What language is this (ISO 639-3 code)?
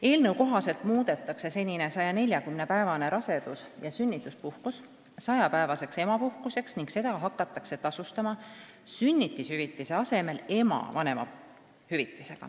est